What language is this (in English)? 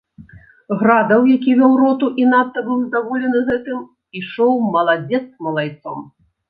Belarusian